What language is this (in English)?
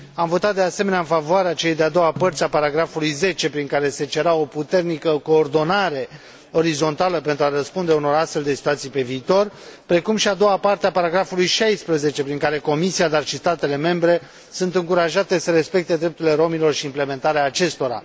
Romanian